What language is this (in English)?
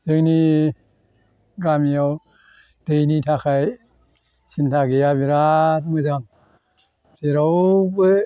Bodo